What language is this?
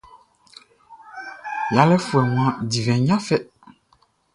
Baoulé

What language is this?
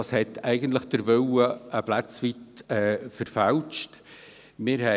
Swiss German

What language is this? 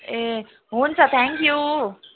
Nepali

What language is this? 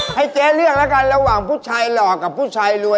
Thai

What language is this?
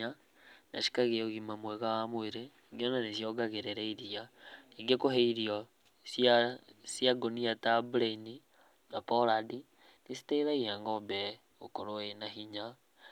Kikuyu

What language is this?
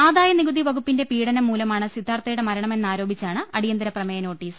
Malayalam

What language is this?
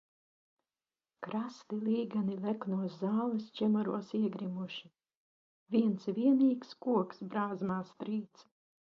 Latvian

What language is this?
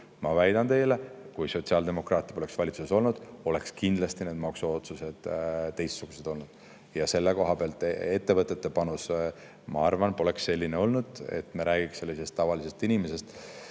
Estonian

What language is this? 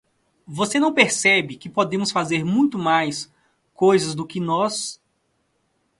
Portuguese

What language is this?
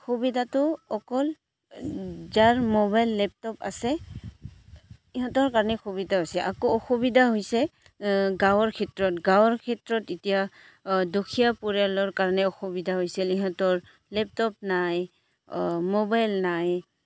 Assamese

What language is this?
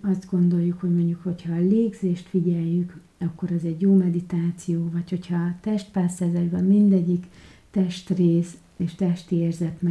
Hungarian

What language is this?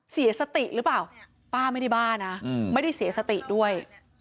Thai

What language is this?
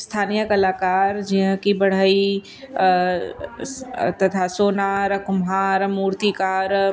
Sindhi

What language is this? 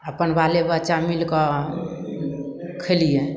Maithili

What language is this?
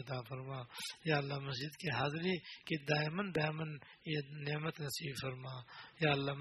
Urdu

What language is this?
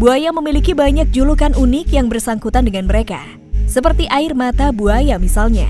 Indonesian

